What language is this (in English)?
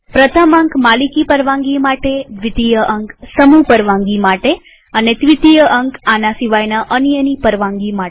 Gujarati